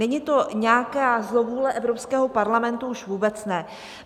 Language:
Czech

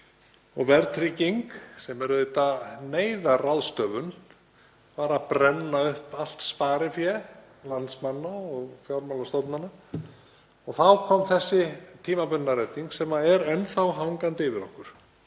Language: Icelandic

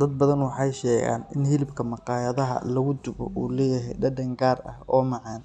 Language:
Somali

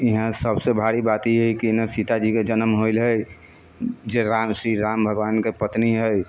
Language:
Maithili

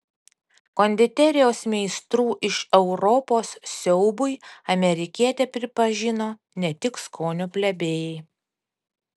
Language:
Lithuanian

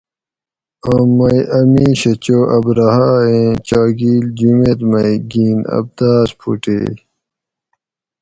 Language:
Gawri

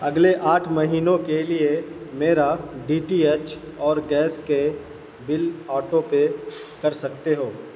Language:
Urdu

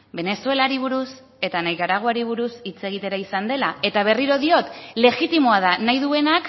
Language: Basque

